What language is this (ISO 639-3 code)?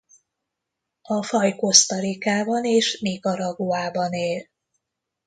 hun